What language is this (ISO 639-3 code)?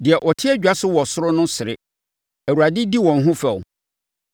aka